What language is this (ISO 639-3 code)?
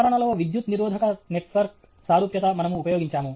tel